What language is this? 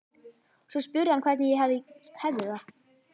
Icelandic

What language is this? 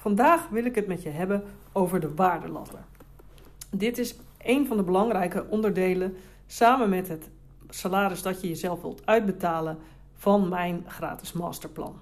Dutch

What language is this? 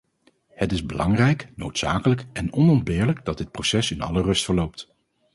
Dutch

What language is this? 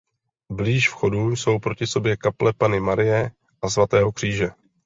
Czech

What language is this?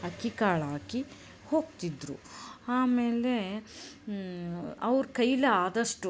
Kannada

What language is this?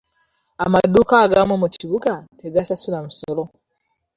Ganda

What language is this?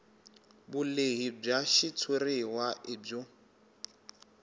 Tsonga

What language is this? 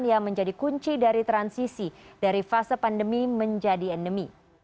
Indonesian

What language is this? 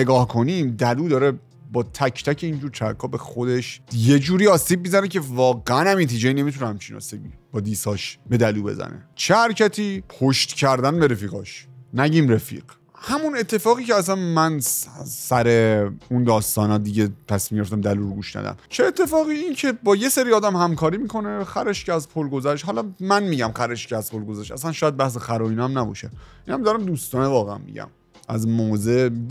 Persian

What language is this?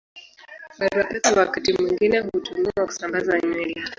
Swahili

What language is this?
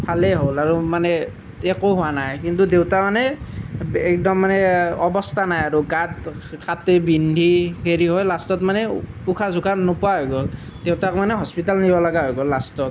Assamese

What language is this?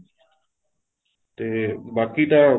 Punjabi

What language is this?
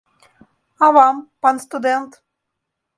Belarusian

